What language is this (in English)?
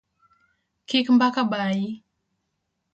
Luo (Kenya and Tanzania)